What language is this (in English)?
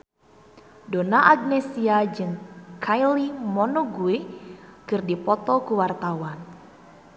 Sundanese